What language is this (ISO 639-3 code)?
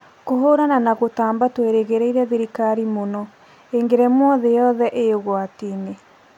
kik